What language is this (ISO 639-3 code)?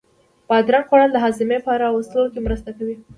pus